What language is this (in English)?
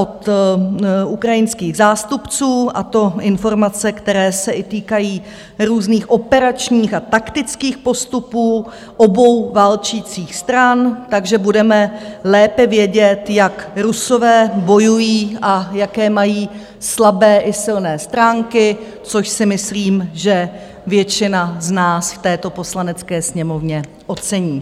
Czech